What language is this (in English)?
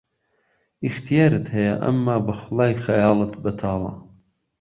Central Kurdish